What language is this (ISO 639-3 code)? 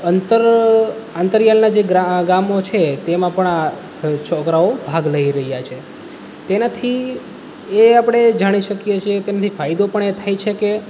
guj